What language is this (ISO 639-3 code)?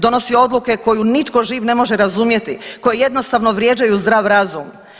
hrv